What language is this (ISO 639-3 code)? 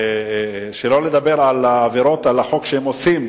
heb